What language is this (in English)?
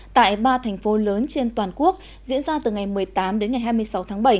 Vietnamese